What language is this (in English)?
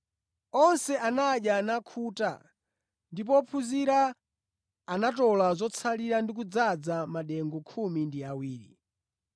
Nyanja